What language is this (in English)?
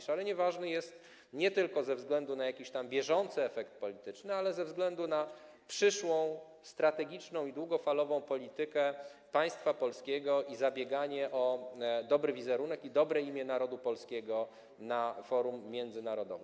Polish